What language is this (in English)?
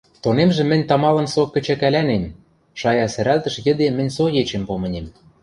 Western Mari